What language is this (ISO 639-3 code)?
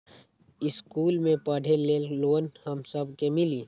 mag